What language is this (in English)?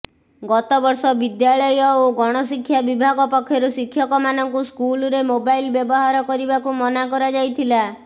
Odia